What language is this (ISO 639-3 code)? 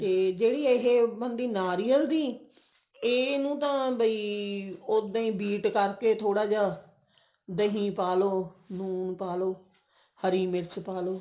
pan